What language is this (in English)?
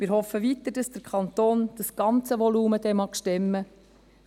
Swiss German